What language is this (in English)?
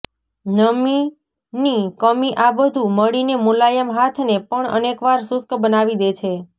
Gujarati